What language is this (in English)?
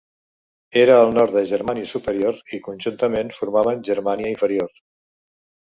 Catalan